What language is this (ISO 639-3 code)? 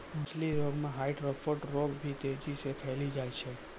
mai